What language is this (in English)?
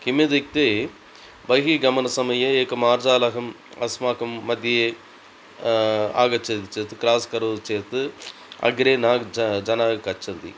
Sanskrit